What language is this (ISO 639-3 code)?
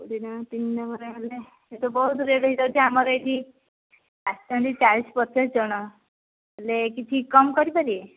ori